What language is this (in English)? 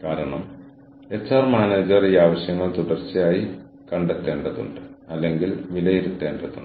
Malayalam